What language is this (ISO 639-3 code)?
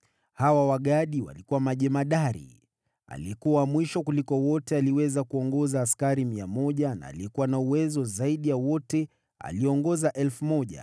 swa